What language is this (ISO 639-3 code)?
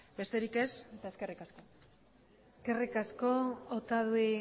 eus